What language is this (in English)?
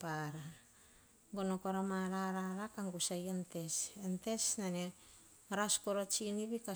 Hahon